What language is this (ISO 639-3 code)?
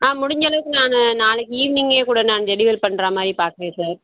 tam